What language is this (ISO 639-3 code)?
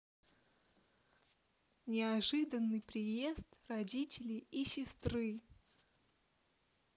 rus